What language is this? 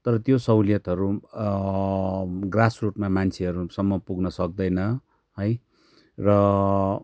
Nepali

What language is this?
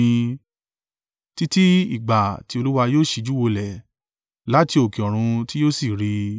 Yoruba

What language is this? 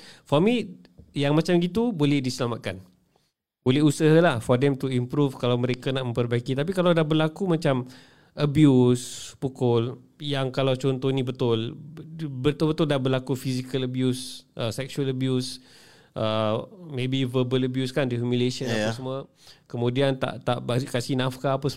Malay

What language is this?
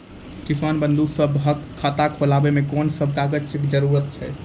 Maithili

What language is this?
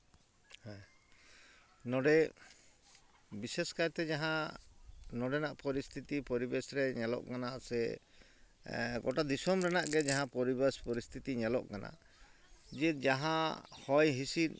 Santali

